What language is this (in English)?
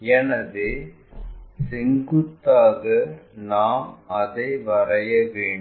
Tamil